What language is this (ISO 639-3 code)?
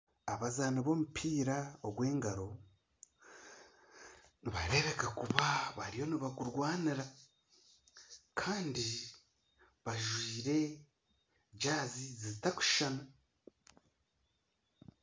nyn